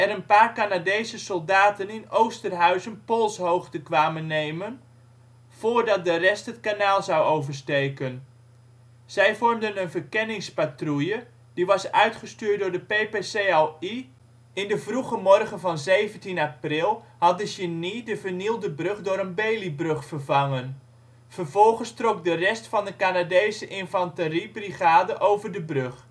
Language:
Dutch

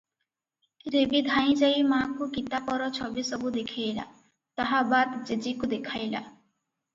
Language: Odia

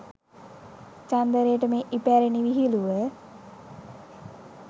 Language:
Sinhala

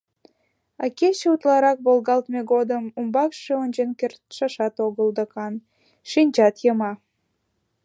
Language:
Mari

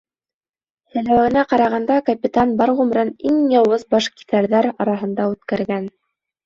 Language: Bashkir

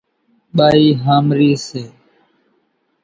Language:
Kachi Koli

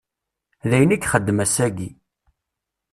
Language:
Kabyle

